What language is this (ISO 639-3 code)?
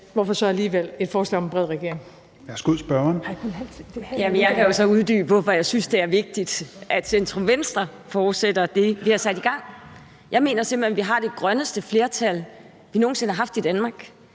dan